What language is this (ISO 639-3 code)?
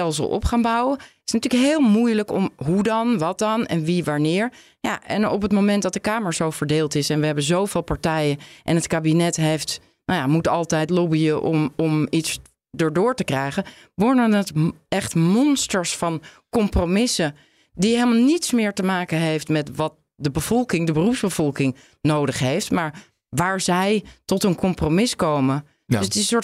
nld